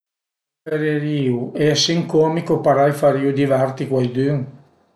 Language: Piedmontese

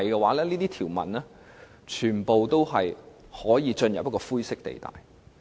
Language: Cantonese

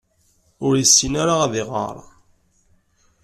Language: Kabyle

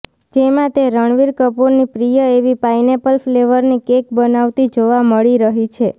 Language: Gujarati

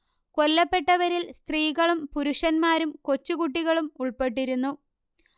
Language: Malayalam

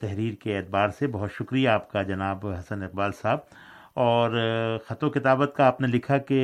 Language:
Urdu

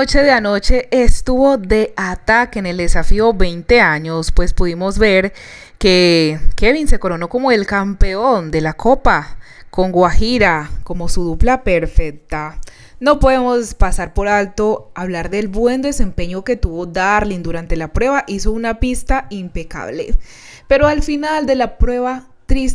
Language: Spanish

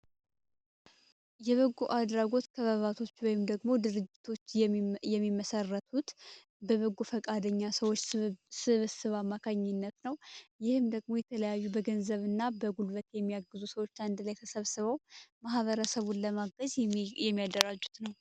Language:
Amharic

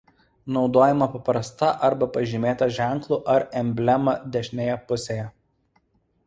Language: Lithuanian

